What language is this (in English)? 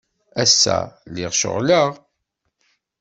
Kabyle